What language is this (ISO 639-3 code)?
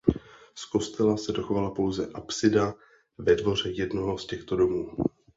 ces